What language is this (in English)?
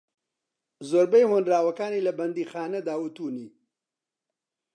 Central Kurdish